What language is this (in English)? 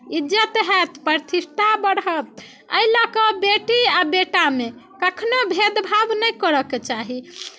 Maithili